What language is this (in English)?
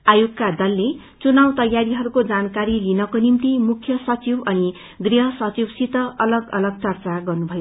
Nepali